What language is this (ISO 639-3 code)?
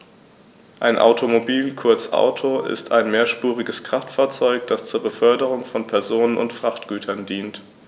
deu